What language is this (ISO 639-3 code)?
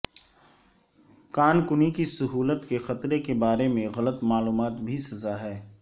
urd